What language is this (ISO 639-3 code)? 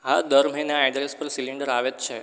guj